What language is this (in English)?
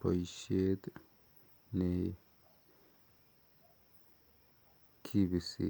Kalenjin